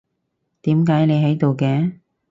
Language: Cantonese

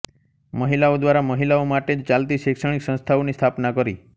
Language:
Gujarati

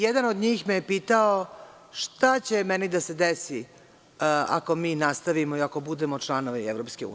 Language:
Serbian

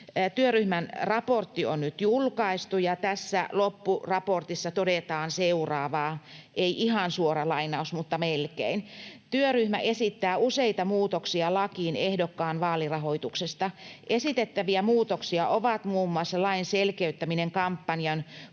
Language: Finnish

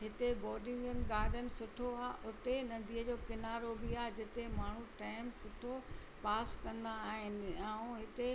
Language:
Sindhi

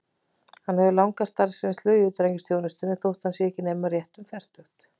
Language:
Icelandic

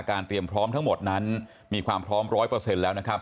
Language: Thai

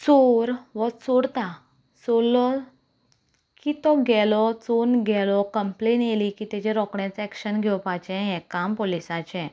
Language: Konkani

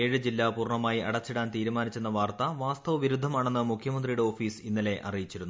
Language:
Malayalam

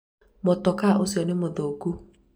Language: Kikuyu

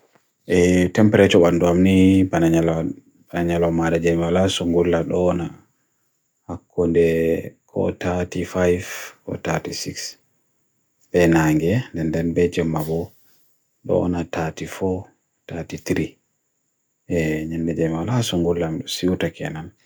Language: Bagirmi Fulfulde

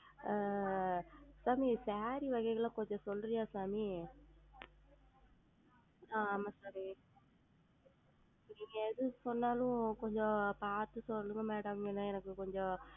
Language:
Tamil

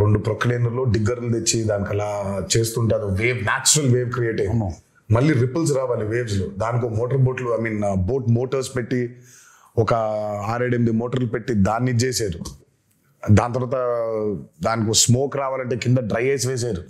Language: Telugu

